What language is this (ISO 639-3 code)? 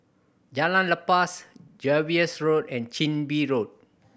eng